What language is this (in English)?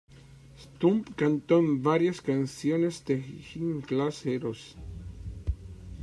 Spanish